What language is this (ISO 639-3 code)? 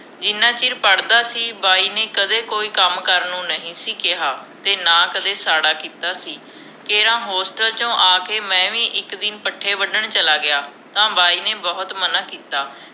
pan